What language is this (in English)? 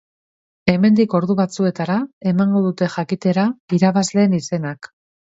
Basque